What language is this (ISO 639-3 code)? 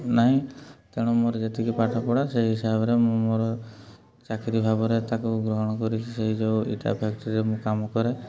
ori